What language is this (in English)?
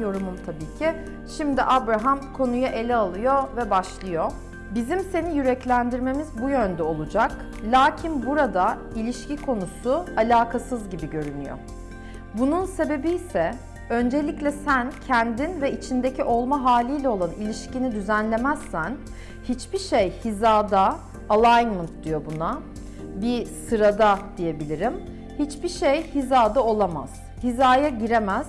Turkish